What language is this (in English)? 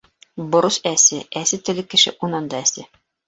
Bashkir